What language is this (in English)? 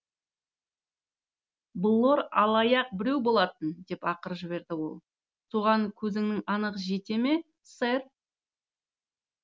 Kazakh